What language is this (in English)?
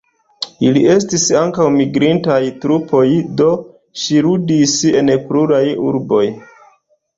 Esperanto